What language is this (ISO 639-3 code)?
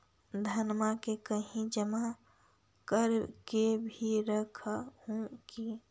mag